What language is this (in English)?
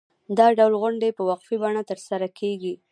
Pashto